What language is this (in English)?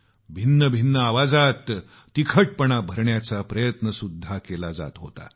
Marathi